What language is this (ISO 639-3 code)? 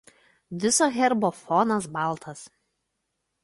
lit